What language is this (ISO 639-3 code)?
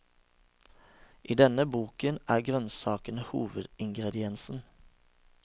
nor